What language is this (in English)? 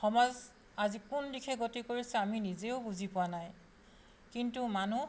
Assamese